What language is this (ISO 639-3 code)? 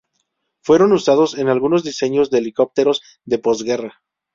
spa